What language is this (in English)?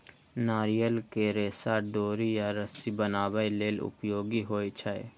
Maithili